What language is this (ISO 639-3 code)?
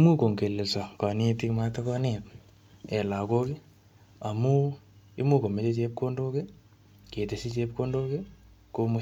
kln